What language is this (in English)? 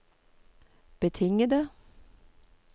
Norwegian